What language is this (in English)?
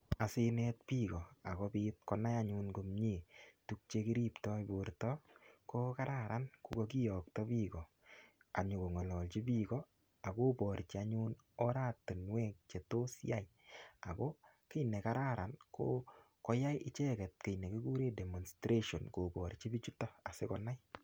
Kalenjin